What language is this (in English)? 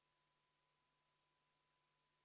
Estonian